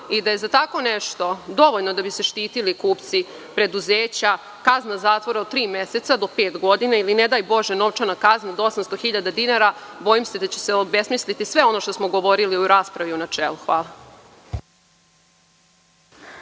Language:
Serbian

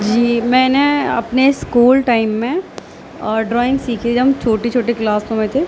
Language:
Urdu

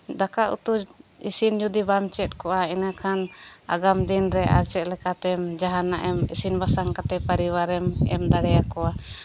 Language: Santali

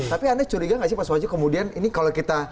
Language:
Indonesian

